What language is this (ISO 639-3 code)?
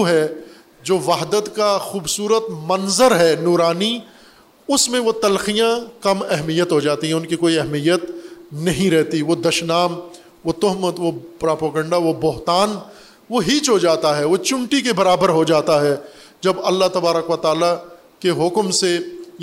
urd